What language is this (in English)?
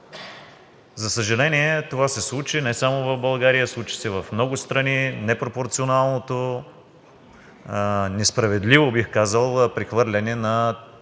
Bulgarian